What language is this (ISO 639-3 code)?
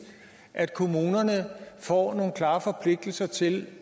dan